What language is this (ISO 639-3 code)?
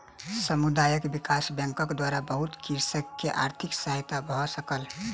mai